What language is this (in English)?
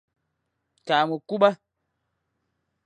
Fang